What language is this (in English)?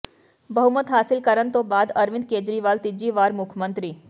Punjabi